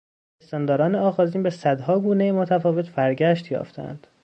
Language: Persian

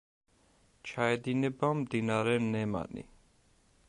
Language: Georgian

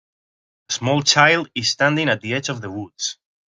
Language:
English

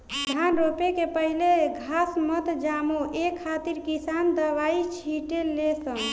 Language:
Bhojpuri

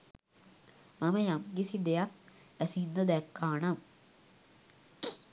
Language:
Sinhala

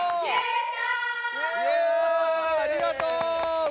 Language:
Japanese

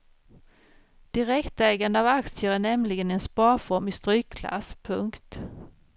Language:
Swedish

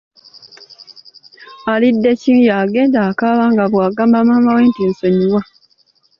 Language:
Ganda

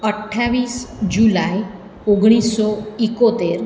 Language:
Gujarati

